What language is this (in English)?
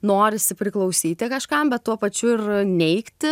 Lithuanian